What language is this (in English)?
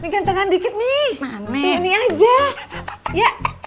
Indonesian